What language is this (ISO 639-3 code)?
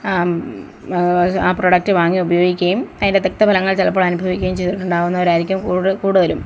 mal